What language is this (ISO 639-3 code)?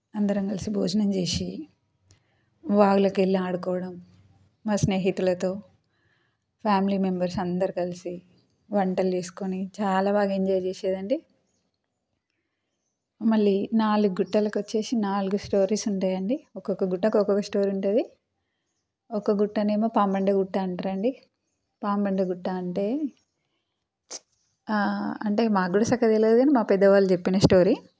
tel